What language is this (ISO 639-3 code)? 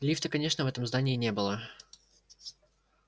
rus